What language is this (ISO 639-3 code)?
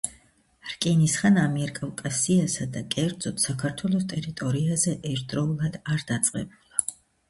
kat